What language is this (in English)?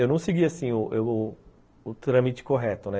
Portuguese